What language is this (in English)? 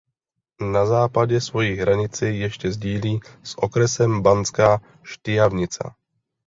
Czech